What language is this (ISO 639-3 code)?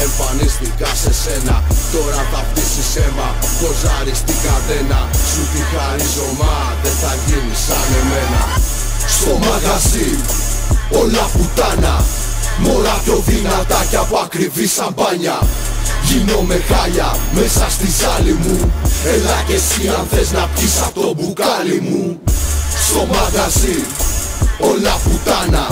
ell